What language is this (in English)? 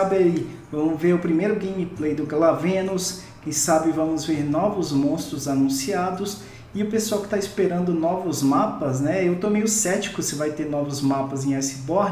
Portuguese